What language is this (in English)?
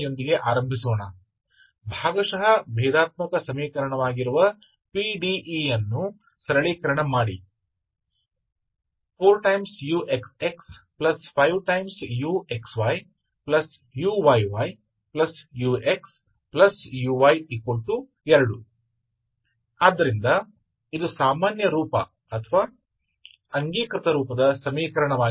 Hindi